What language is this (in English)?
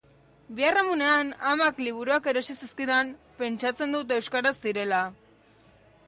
Basque